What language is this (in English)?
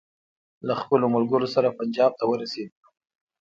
Pashto